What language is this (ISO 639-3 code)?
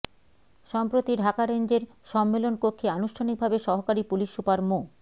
ben